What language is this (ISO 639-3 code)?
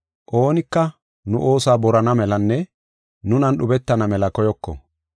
gof